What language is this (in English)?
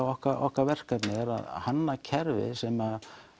Icelandic